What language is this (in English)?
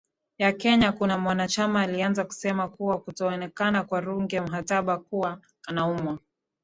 Swahili